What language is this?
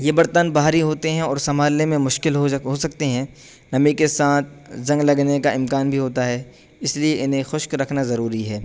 Urdu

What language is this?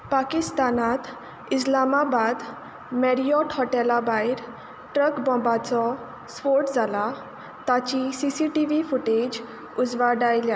Konkani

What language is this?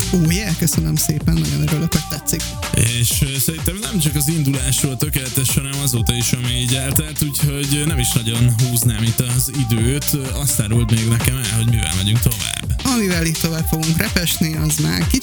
Hungarian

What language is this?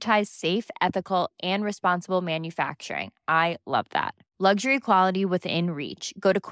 Swedish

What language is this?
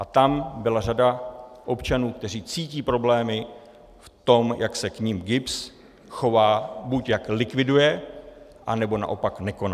Czech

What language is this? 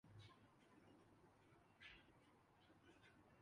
Urdu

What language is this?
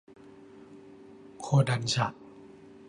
Thai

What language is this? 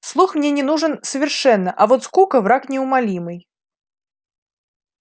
Russian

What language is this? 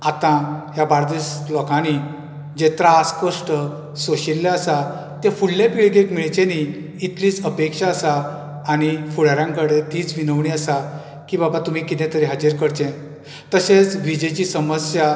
Konkani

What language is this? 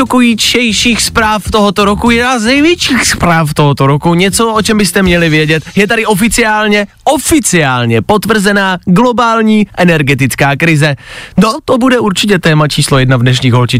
Czech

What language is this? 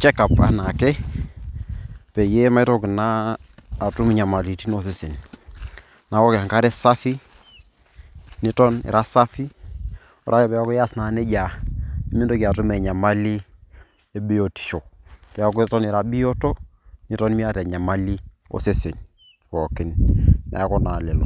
Masai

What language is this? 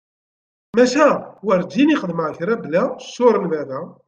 Kabyle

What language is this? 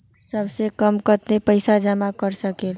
Magahi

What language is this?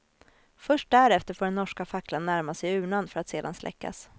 Swedish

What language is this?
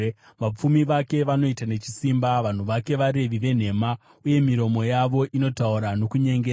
Shona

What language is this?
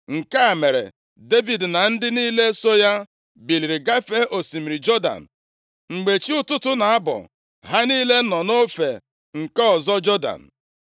Igbo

